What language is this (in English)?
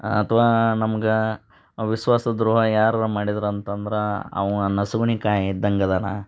Kannada